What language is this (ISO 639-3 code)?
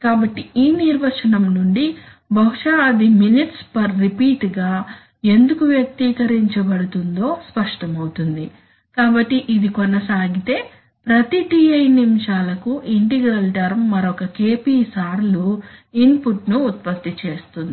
tel